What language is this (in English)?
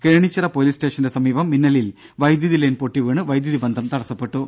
Malayalam